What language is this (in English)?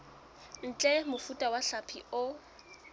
Southern Sotho